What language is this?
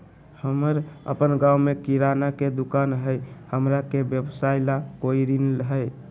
Magahi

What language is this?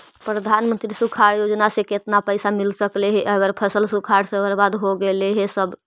Magahi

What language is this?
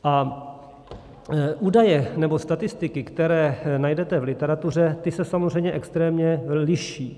Czech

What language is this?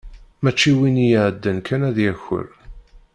Kabyle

